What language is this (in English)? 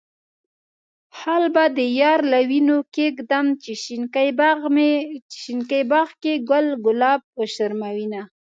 Pashto